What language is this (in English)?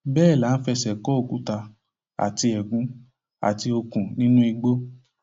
Yoruba